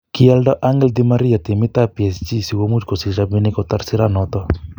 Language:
Kalenjin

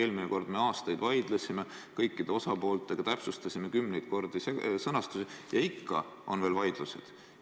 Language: Estonian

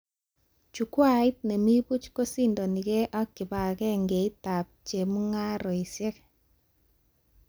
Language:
Kalenjin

